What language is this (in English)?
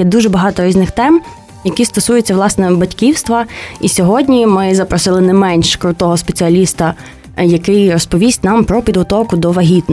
Ukrainian